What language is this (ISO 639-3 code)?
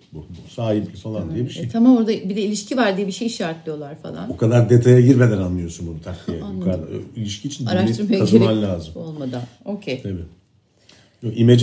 tur